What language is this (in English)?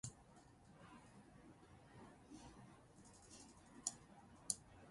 Divehi